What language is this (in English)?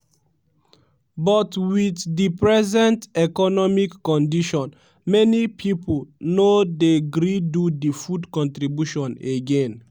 Nigerian Pidgin